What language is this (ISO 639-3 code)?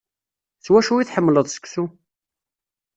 kab